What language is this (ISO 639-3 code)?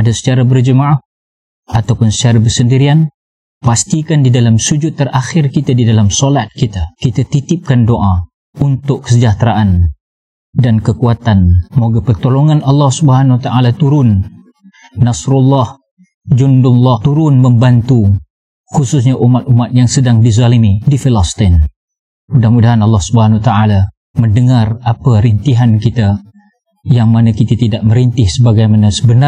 msa